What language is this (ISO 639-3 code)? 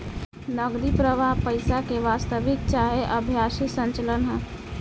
bho